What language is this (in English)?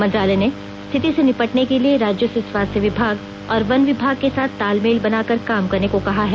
Hindi